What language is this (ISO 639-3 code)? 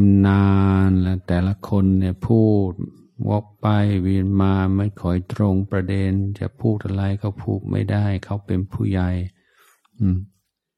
tha